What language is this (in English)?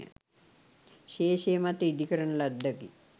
Sinhala